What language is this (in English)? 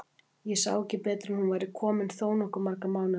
Icelandic